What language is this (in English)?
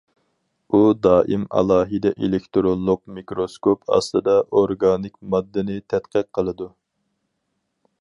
Uyghur